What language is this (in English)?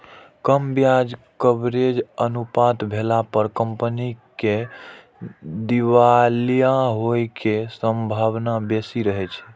Maithili